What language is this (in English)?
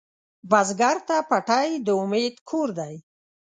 Pashto